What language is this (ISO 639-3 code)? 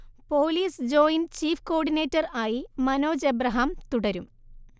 mal